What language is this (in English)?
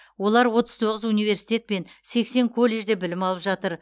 Kazakh